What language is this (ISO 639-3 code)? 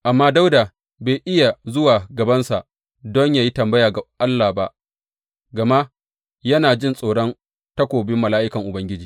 hau